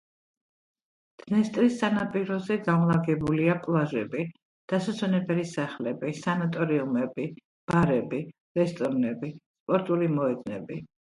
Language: Georgian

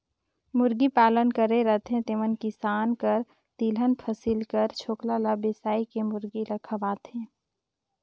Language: Chhattisgarhi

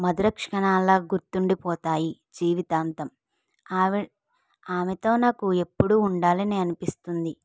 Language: Telugu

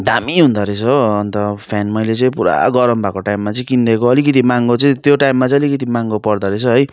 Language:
Nepali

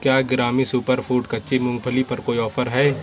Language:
Urdu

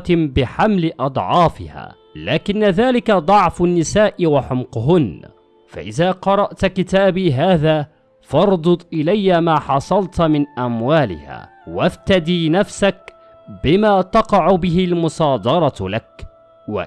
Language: Arabic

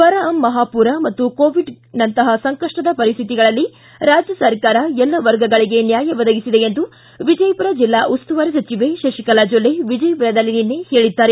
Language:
Kannada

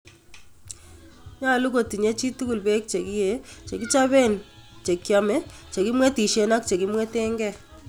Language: Kalenjin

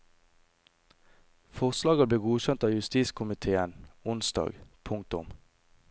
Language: Norwegian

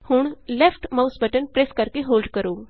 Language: Punjabi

